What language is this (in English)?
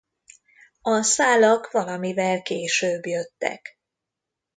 Hungarian